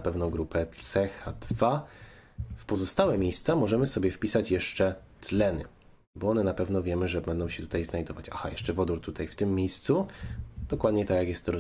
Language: Polish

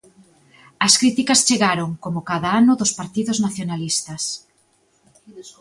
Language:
Galician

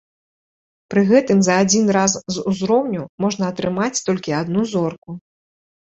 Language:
Belarusian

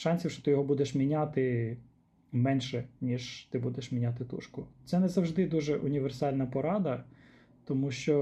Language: Ukrainian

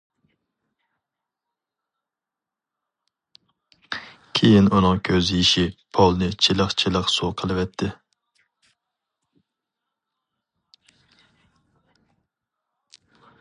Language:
Uyghur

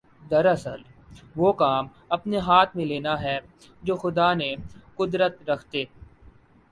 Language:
Urdu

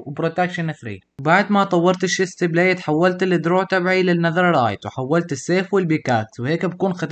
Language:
Arabic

